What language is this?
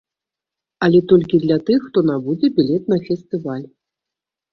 Belarusian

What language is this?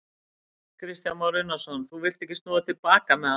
Icelandic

